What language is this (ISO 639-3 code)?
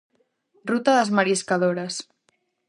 glg